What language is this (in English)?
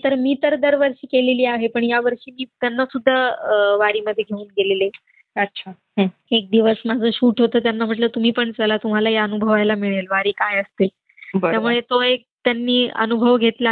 Marathi